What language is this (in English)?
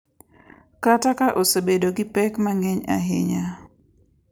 Luo (Kenya and Tanzania)